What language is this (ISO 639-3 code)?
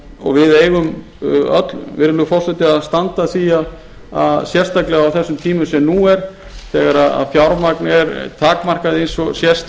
isl